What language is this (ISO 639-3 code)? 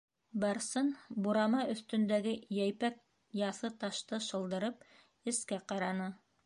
bak